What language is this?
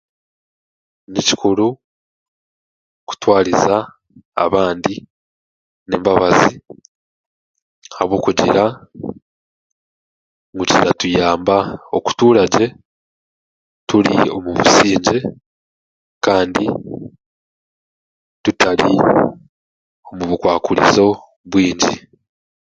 Chiga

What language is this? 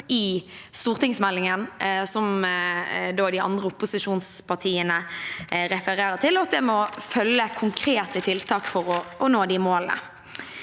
Norwegian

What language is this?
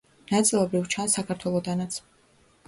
Georgian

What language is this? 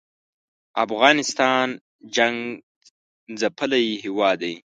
Pashto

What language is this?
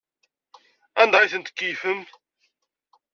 Kabyle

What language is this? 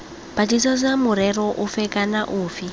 Tswana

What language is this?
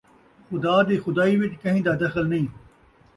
Saraiki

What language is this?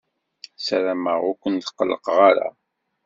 Kabyle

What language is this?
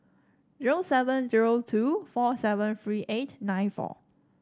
English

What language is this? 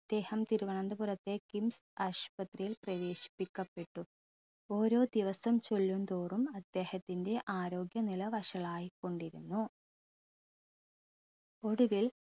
Malayalam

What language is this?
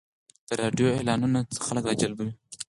Pashto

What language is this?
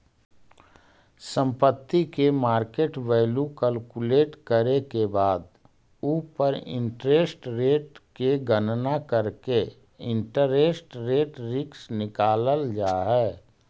Magahi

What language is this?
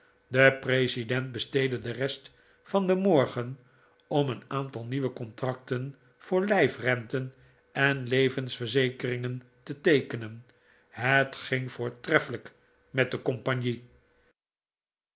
Dutch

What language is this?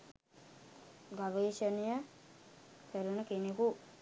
Sinhala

